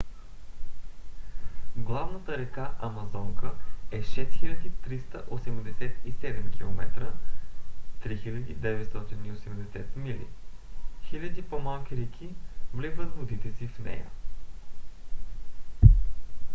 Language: Bulgarian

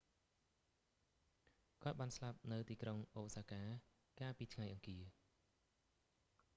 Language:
Khmer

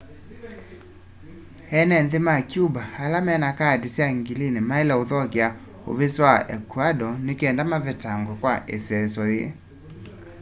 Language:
Kamba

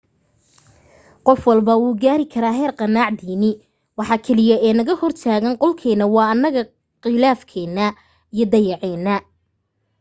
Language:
Somali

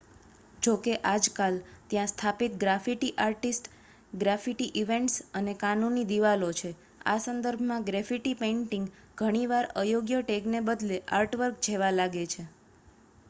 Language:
Gujarati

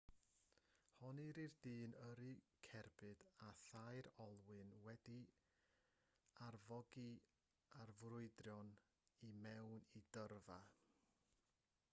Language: Welsh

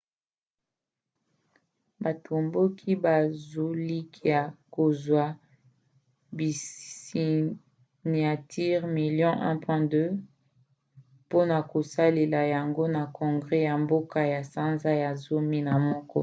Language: Lingala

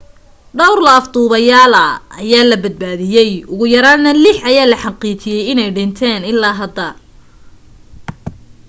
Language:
Somali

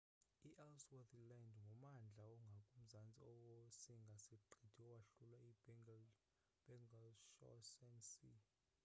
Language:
Xhosa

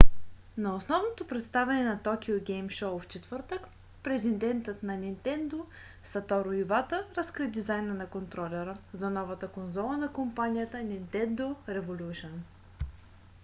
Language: Bulgarian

